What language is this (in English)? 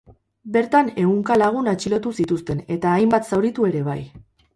Basque